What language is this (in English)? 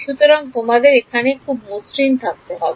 Bangla